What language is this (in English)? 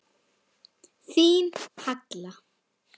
Icelandic